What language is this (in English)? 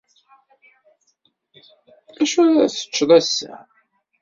Kabyle